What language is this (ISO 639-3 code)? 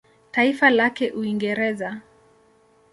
swa